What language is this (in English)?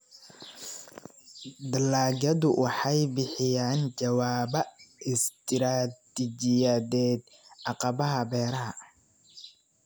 Somali